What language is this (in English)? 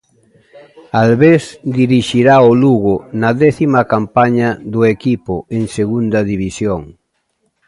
Galician